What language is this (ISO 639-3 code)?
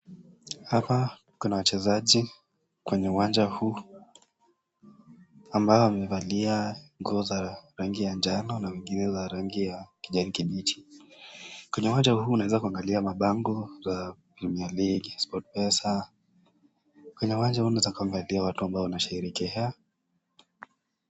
swa